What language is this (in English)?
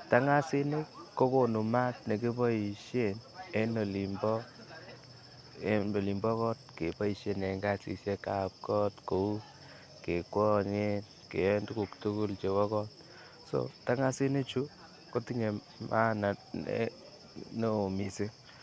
Kalenjin